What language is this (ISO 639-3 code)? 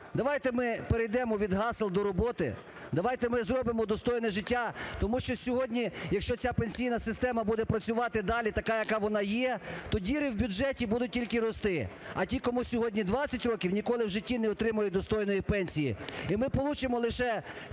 ukr